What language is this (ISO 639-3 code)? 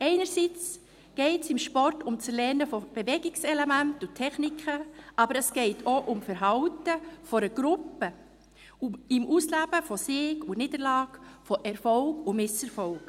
gsw